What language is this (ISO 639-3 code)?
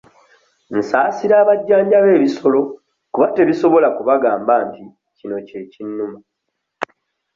lug